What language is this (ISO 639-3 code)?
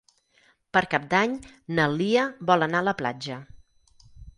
cat